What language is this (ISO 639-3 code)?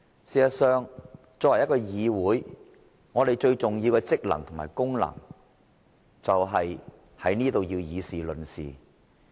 yue